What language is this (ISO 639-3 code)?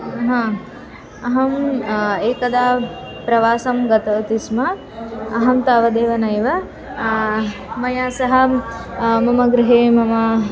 san